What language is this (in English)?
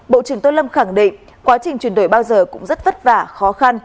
Vietnamese